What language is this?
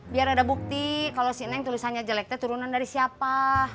Indonesian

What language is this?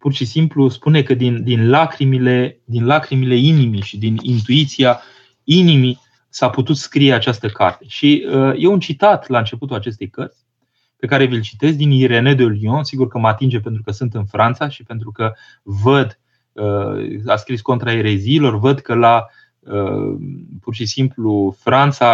Romanian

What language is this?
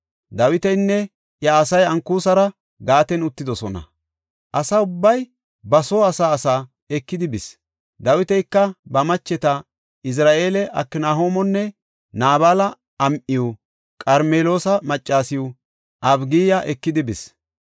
Gofa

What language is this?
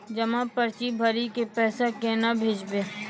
Maithili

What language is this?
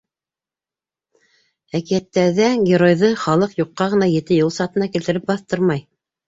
Bashkir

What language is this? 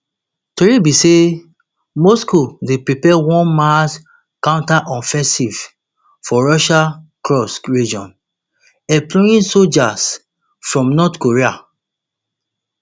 Nigerian Pidgin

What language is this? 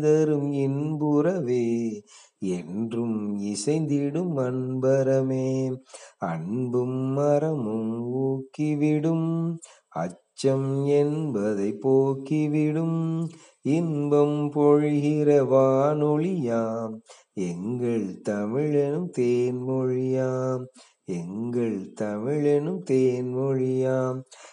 Tamil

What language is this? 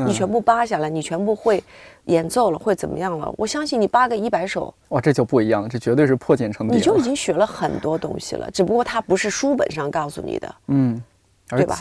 Chinese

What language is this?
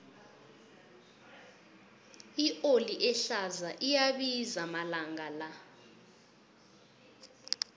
South Ndebele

